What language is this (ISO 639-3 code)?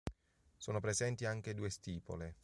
ita